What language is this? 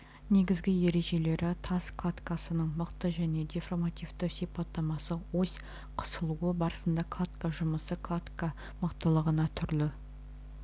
Kazakh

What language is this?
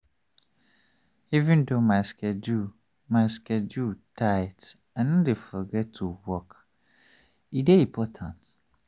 Nigerian Pidgin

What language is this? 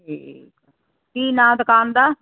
Punjabi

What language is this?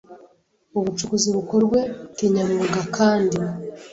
Kinyarwanda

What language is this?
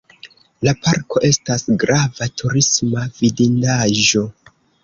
Esperanto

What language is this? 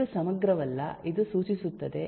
Kannada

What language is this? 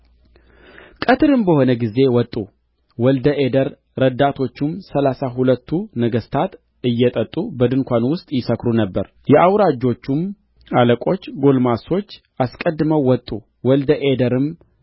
Amharic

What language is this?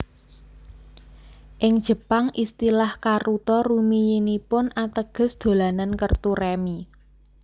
Javanese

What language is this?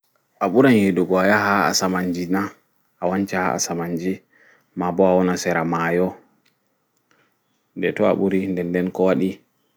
Fula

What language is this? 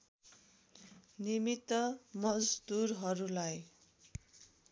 Nepali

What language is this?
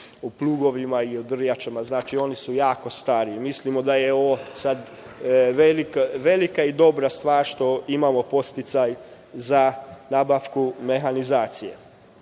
Serbian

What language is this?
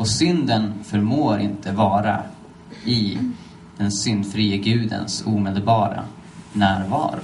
Swedish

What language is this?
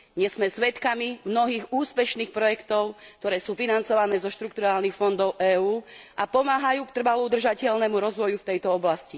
Slovak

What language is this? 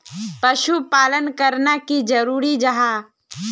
Magahi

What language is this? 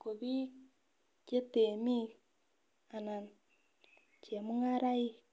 Kalenjin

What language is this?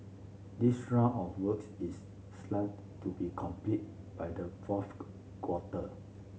English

